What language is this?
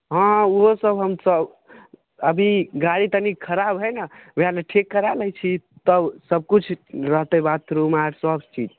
Maithili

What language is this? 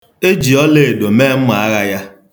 Igbo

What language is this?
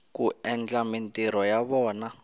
Tsonga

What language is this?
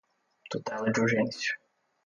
Portuguese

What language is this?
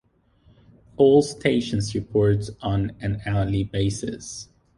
English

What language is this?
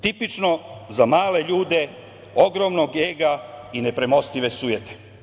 Serbian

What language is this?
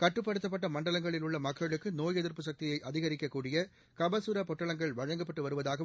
Tamil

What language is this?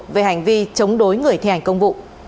Vietnamese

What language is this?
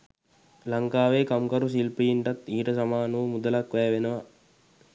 Sinhala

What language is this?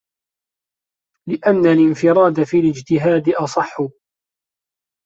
Arabic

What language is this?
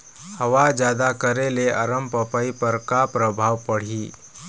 Chhattisgarhi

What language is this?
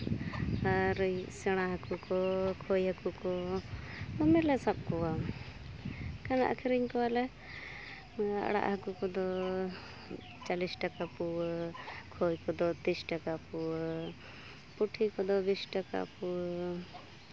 Santali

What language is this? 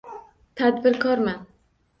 Uzbek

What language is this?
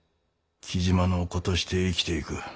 Japanese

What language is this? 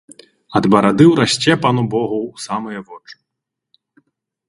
Belarusian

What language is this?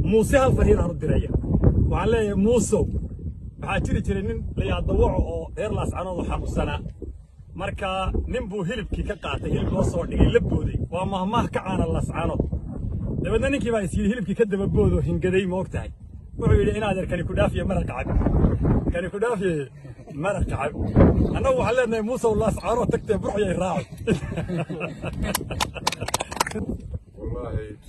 Arabic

